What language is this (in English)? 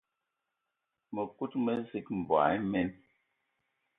Eton (Cameroon)